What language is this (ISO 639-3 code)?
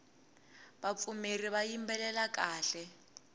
tso